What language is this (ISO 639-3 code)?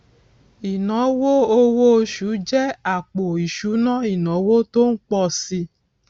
yor